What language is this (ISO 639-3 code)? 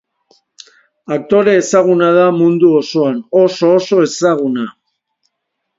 eus